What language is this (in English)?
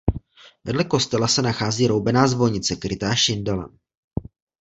Czech